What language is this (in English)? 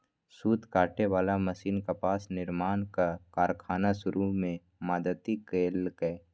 Maithili